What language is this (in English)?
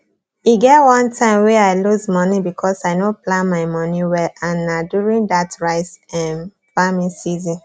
Nigerian Pidgin